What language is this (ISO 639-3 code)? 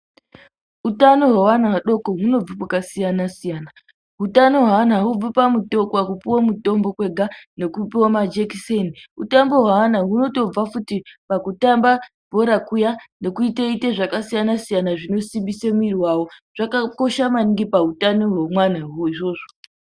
ndc